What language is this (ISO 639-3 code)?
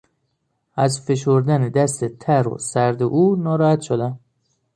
fas